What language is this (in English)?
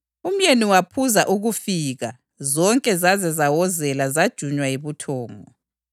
North Ndebele